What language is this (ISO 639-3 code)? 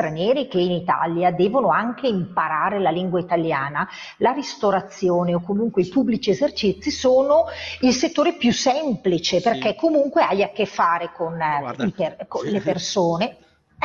ita